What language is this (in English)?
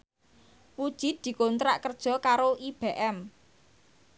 Javanese